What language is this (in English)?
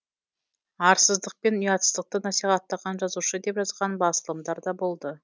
Kazakh